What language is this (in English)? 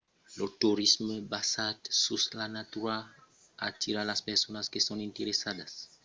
Occitan